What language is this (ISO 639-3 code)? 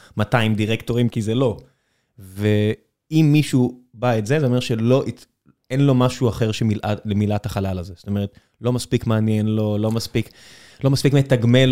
heb